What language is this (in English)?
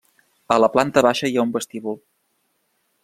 Catalan